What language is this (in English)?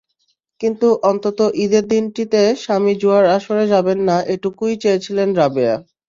Bangla